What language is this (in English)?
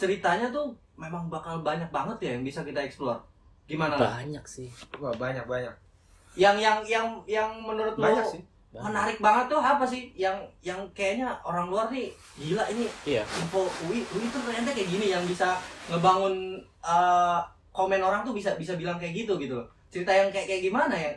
Indonesian